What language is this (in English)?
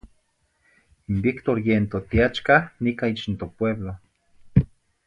Zacatlán-Ahuacatlán-Tepetzintla Nahuatl